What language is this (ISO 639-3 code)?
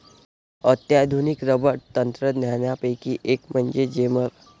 mar